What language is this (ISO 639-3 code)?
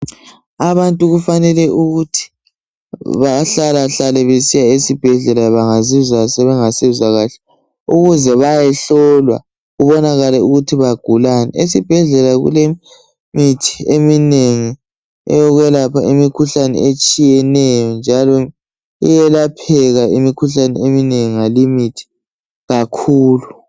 nde